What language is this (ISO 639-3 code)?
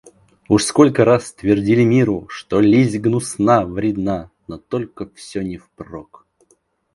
rus